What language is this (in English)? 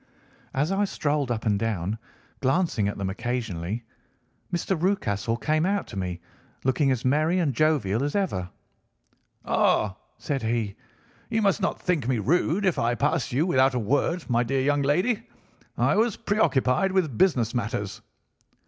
English